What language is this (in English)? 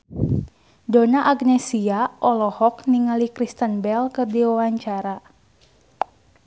Sundanese